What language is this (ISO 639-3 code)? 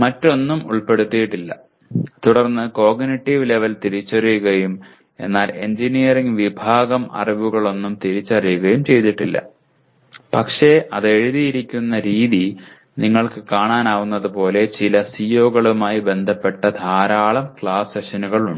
mal